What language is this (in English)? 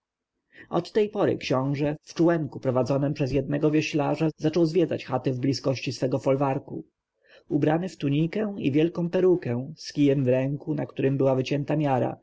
Polish